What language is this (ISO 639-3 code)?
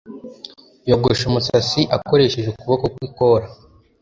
kin